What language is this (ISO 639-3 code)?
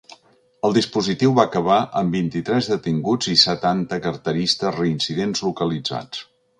cat